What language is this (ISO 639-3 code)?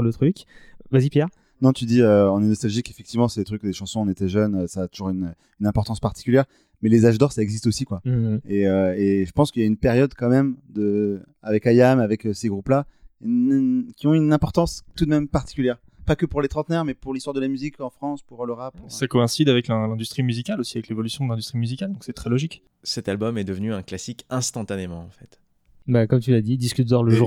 fra